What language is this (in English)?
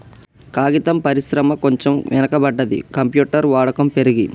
Telugu